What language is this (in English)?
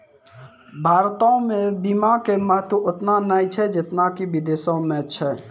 Maithili